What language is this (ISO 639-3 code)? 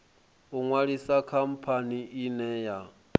ven